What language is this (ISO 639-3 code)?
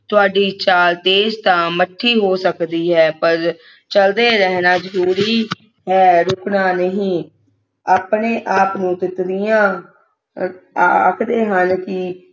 pan